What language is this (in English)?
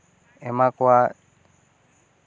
Santali